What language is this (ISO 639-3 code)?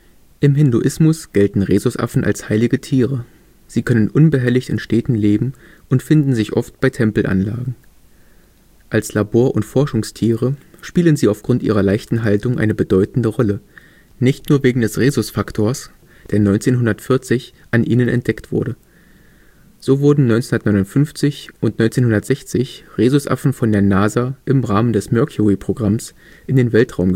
deu